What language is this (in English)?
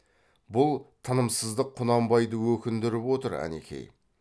Kazakh